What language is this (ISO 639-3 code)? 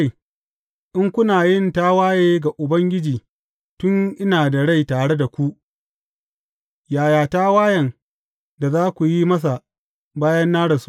hau